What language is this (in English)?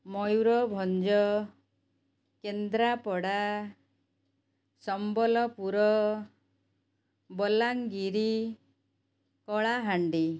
Odia